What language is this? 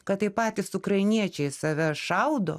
Lithuanian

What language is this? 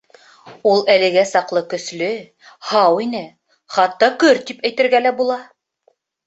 Bashkir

